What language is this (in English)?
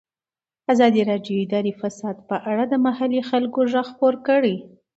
Pashto